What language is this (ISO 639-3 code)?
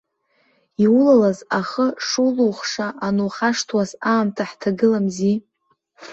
abk